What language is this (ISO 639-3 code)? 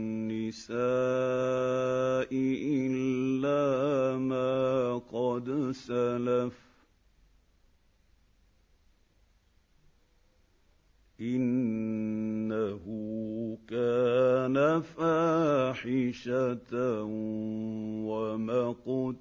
ara